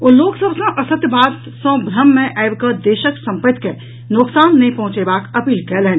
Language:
Maithili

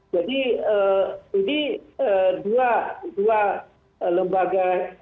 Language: Indonesian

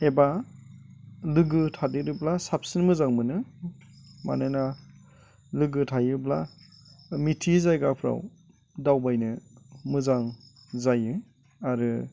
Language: Bodo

